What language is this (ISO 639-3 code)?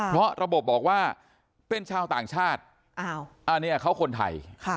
tha